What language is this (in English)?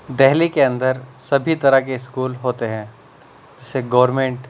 Urdu